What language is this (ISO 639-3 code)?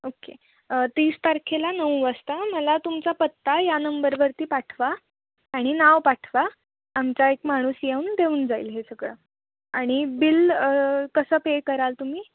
mar